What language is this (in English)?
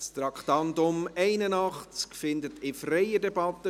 Swiss German